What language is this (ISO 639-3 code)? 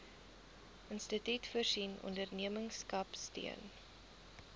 afr